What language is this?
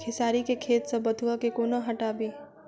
Maithili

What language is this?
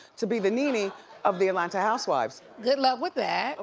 English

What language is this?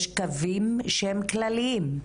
Hebrew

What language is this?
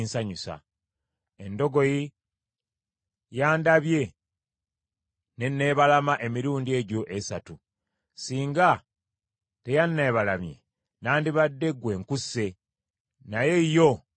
Ganda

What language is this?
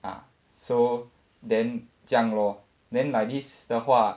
English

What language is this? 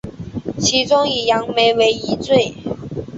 Chinese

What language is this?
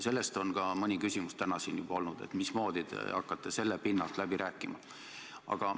Estonian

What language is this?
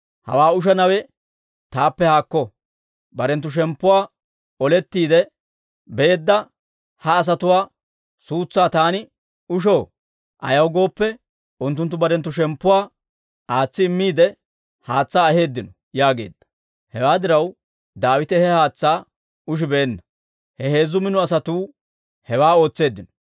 Dawro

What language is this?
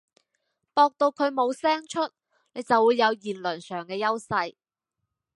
Cantonese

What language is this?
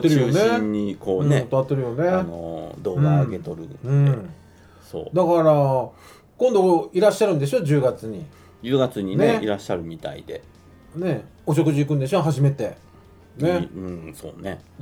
Japanese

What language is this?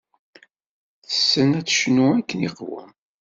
Kabyle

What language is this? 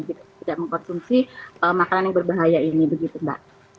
Indonesian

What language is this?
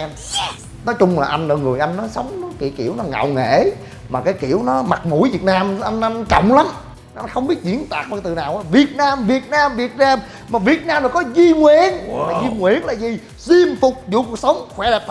Vietnamese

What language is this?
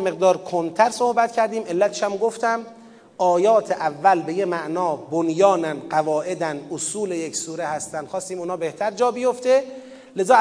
Persian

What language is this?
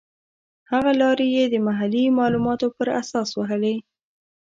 Pashto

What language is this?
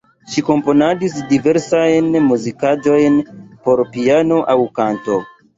Esperanto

